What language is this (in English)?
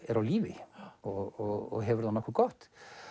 Icelandic